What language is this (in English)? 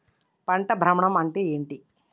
Telugu